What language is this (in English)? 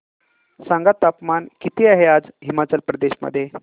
Marathi